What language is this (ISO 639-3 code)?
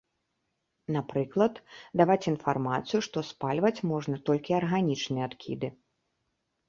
bel